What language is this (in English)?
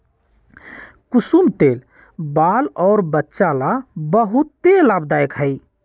Magahi